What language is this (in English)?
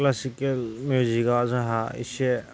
Bodo